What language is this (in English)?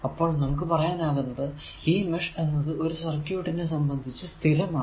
Malayalam